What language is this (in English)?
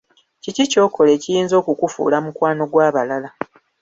Ganda